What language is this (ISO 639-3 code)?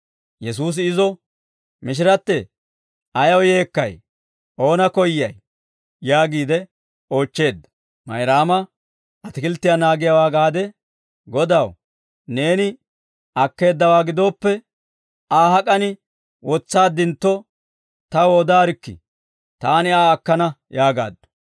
dwr